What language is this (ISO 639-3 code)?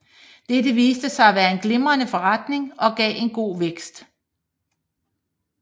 dan